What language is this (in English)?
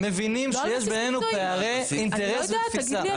Hebrew